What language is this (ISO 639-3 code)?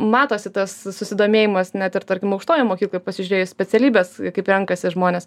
lit